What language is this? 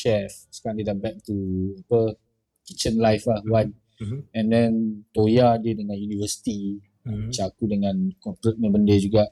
Malay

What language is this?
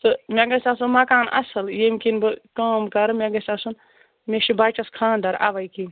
Kashmiri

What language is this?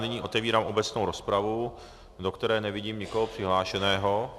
Czech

